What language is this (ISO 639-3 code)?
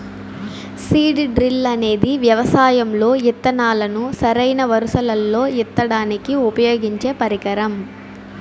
tel